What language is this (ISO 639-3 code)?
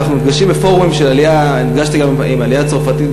heb